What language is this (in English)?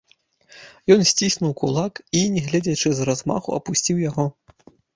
Belarusian